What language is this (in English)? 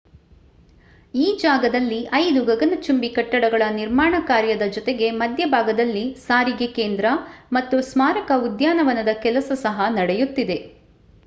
Kannada